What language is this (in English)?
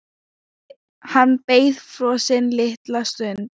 Icelandic